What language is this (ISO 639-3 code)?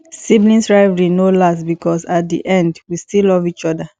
pcm